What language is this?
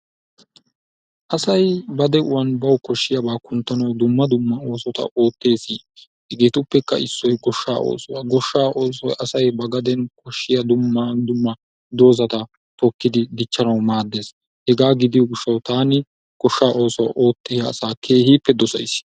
Wolaytta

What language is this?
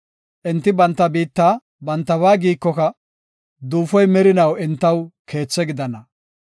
Gofa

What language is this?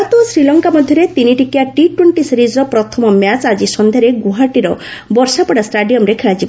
Odia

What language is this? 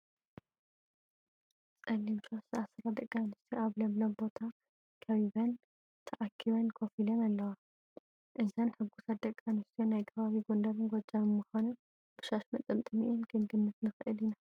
Tigrinya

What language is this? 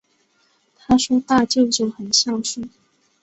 Chinese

